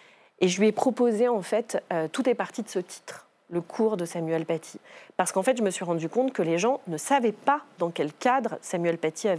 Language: French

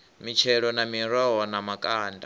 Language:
Venda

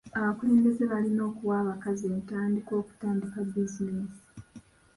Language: Ganda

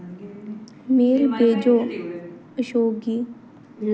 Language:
Dogri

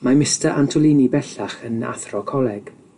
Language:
Welsh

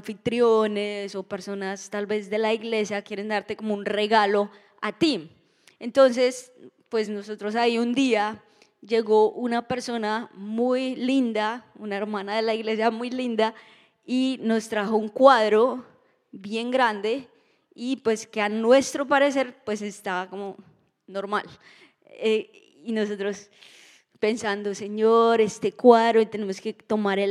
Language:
Spanish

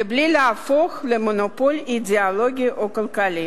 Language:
Hebrew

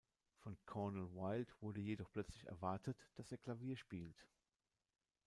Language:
German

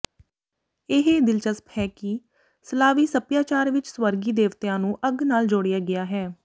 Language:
Punjabi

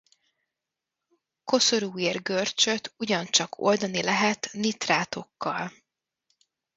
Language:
Hungarian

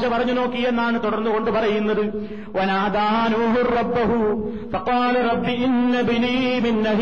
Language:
Malayalam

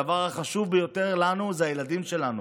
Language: Hebrew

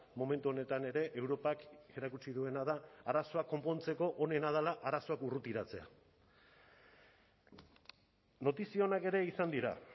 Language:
Basque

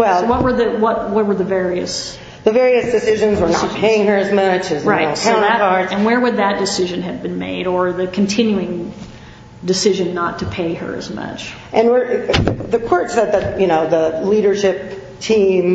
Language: English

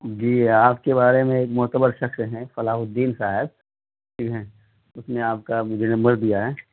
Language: Urdu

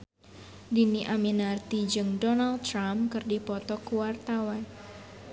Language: Sundanese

